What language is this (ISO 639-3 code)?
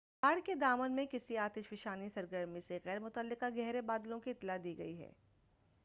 urd